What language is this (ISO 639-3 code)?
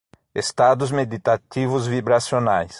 por